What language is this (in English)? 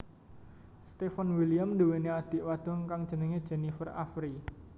Javanese